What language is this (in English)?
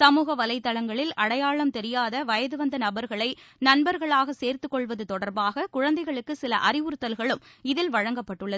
Tamil